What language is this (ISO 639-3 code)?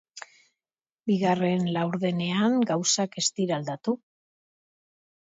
eus